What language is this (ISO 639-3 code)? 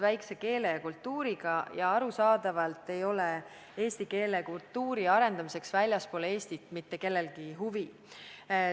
est